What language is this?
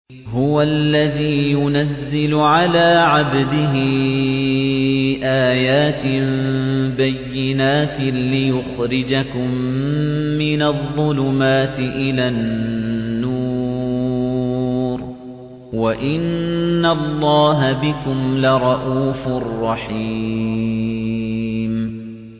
Arabic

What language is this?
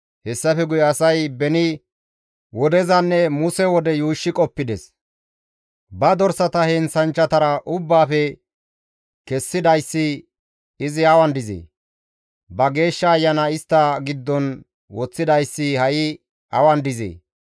Gamo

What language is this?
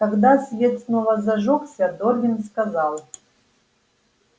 Russian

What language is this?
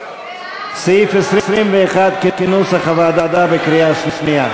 Hebrew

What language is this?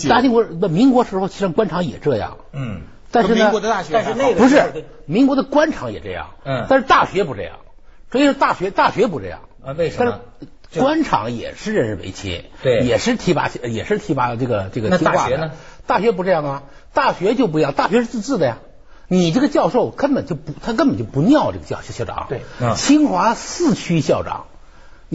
Chinese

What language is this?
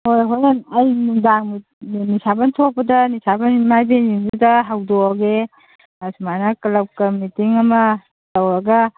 Manipuri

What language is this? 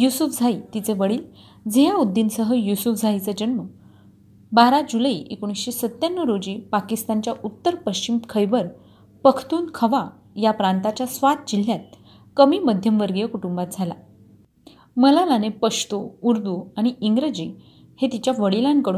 Marathi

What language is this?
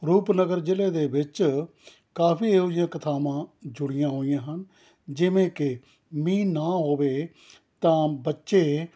Punjabi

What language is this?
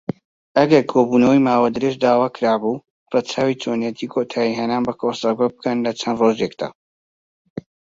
Central Kurdish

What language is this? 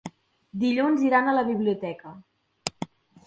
Catalan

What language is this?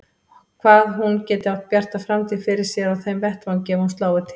Icelandic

